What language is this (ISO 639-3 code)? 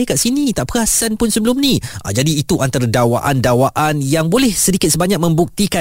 msa